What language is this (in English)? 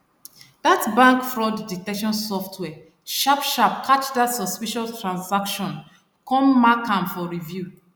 Nigerian Pidgin